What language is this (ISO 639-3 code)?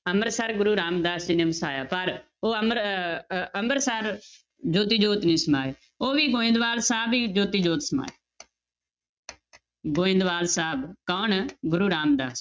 pan